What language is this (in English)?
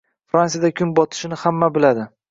Uzbek